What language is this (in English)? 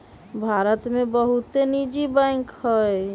Magahi